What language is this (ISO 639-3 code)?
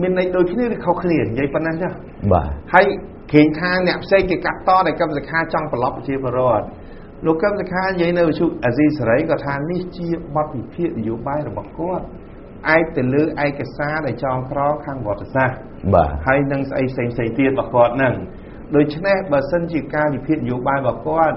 tha